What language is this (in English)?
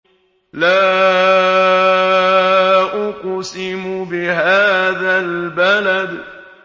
Arabic